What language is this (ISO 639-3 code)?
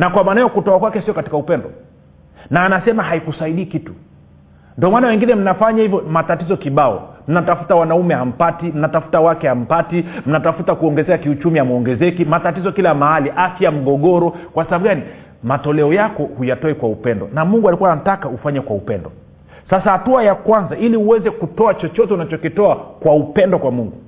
swa